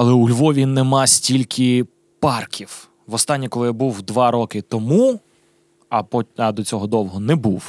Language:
Ukrainian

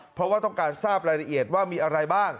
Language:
Thai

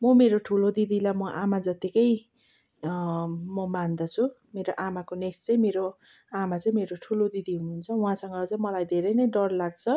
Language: Nepali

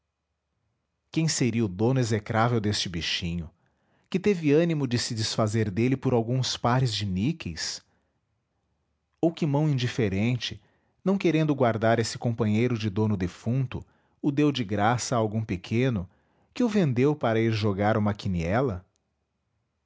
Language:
Portuguese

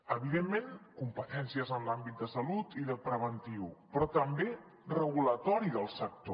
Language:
Catalan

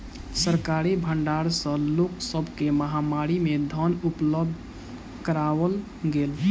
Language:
Maithili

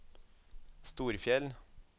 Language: Norwegian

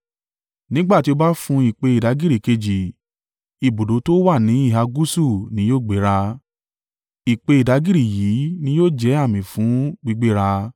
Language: Yoruba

